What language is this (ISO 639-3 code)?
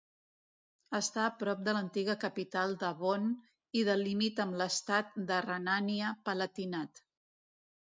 cat